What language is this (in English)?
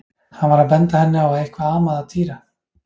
Icelandic